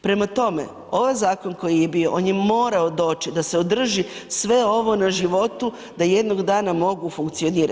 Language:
Croatian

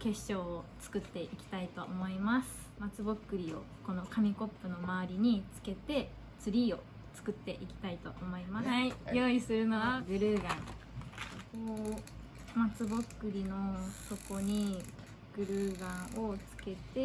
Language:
Japanese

